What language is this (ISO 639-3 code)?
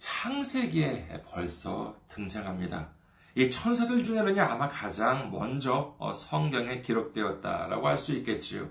kor